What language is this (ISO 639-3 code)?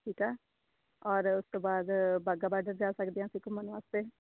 pan